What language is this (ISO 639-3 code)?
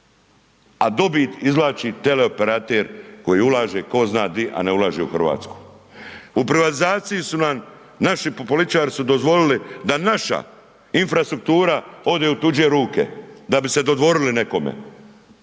hrv